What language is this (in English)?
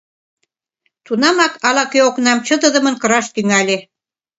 Mari